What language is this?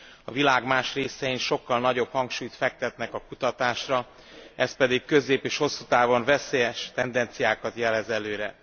Hungarian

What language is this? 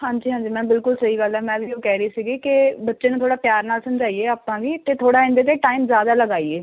Punjabi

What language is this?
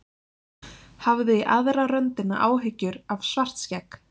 Icelandic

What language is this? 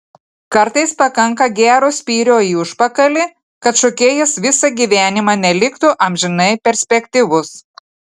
Lithuanian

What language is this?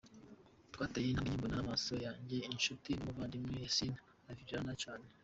Kinyarwanda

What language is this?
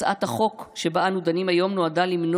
Hebrew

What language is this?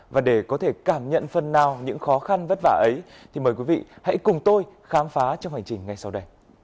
Vietnamese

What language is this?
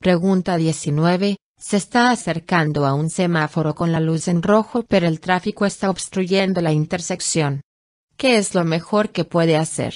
Spanish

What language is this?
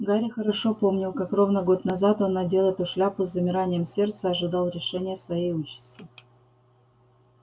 Russian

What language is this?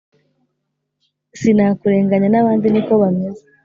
Kinyarwanda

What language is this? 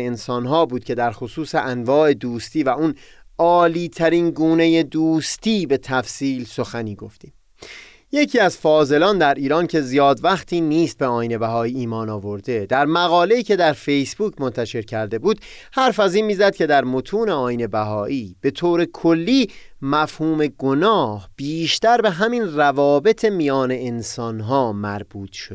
Persian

